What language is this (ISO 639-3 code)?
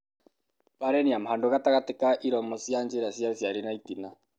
kik